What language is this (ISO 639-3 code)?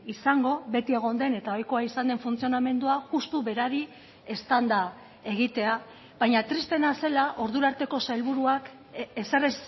eus